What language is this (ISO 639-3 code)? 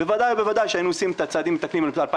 heb